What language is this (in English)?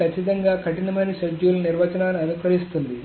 Telugu